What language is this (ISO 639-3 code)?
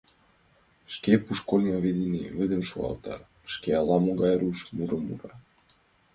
chm